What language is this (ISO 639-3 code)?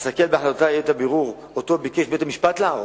heb